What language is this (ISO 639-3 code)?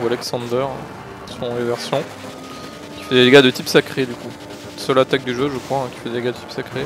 fra